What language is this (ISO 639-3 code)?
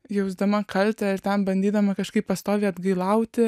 lit